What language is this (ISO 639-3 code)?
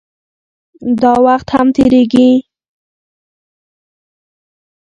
pus